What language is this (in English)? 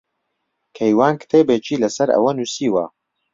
Central Kurdish